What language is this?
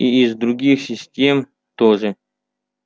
Russian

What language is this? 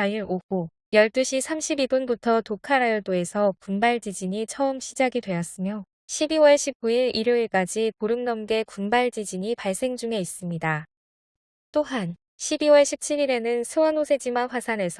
Korean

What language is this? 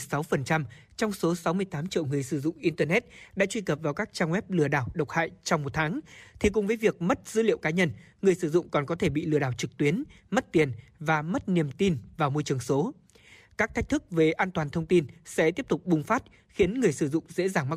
Vietnamese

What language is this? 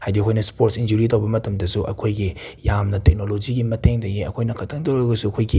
Manipuri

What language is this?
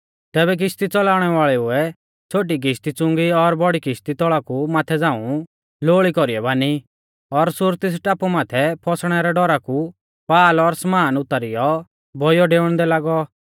Mahasu Pahari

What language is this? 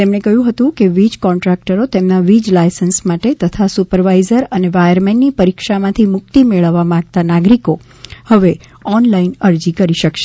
Gujarati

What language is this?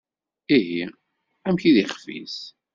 Kabyle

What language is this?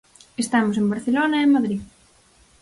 Galician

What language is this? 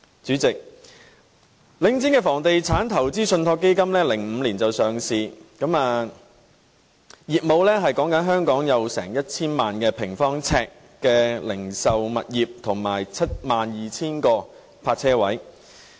Cantonese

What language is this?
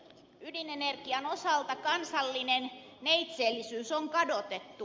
Finnish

